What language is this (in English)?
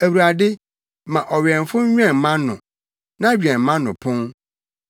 Akan